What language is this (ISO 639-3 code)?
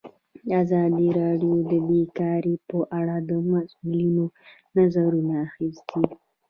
pus